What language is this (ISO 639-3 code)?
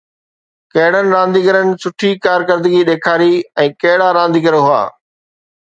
snd